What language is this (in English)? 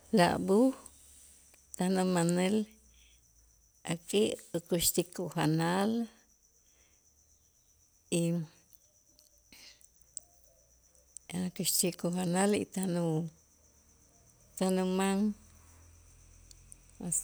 Itzá